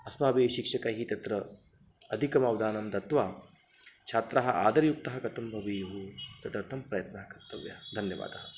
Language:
Sanskrit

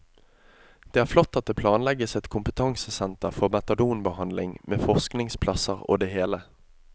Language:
Norwegian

